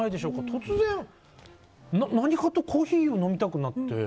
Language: Japanese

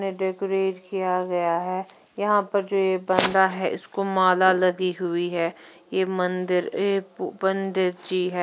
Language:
Hindi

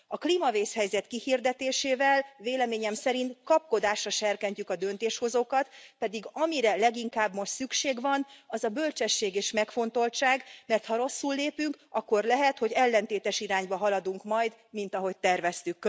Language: Hungarian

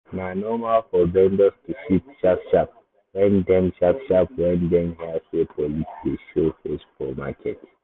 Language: Nigerian Pidgin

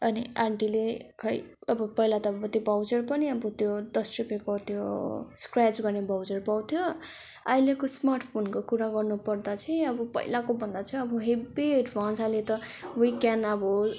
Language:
Nepali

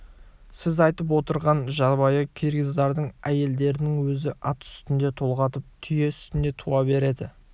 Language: Kazakh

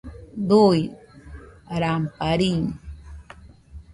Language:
Nüpode Huitoto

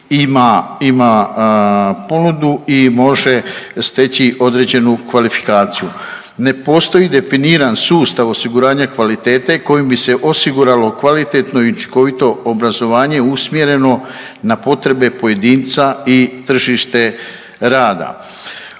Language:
Croatian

